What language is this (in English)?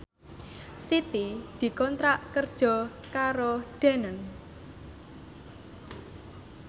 Javanese